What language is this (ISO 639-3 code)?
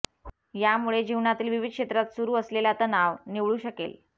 mar